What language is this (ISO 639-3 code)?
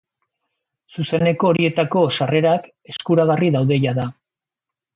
eus